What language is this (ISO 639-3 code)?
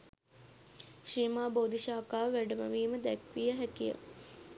sin